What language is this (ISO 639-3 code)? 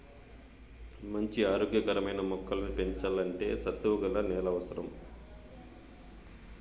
tel